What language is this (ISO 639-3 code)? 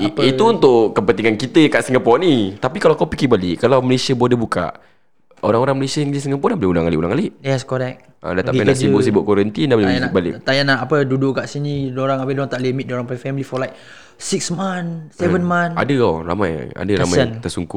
msa